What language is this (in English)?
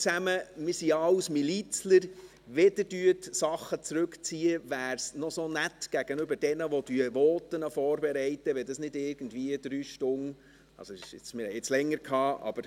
Swiss German